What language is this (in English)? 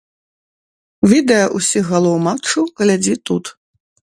Belarusian